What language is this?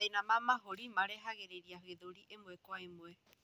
Kikuyu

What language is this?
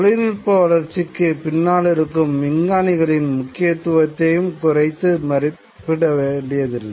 Tamil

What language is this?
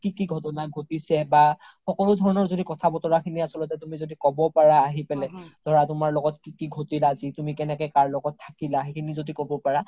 Assamese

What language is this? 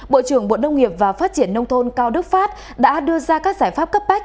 Vietnamese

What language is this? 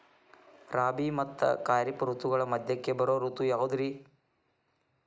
Kannada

